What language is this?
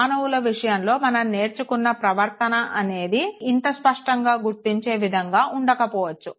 Telugu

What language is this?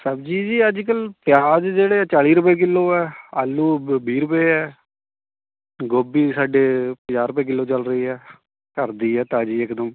Punjabi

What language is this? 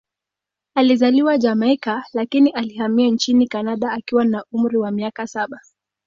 Swahili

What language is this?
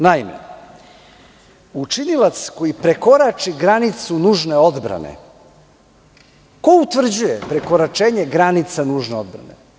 Serbian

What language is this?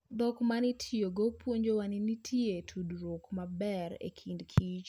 Luo (Kenya and Tanzania)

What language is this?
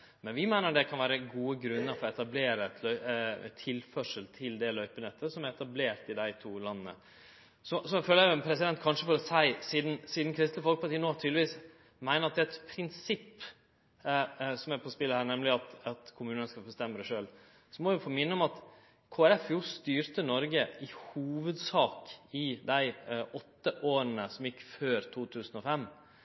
Norwegian Nynorsk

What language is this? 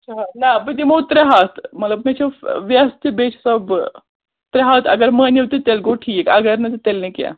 Kashmiri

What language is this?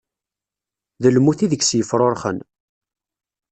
Kabyle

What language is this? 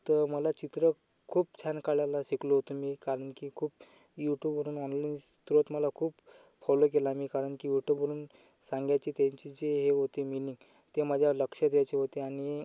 Marathi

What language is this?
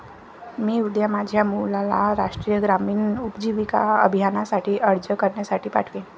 Marathi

